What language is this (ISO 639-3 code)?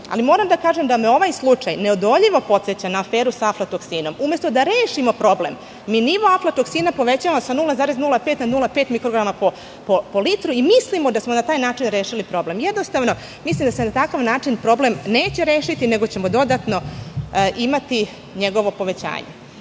srp